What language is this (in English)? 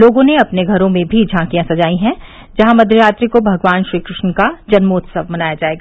Hindi